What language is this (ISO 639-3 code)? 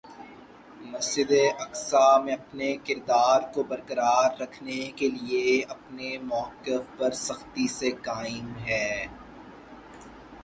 urd